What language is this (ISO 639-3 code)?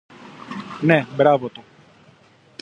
ell